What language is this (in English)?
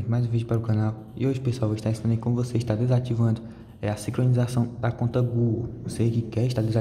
Portuguese